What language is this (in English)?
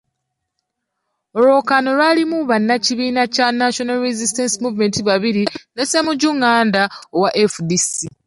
Ganda